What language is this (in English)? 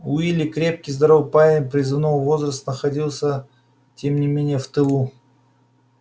Russian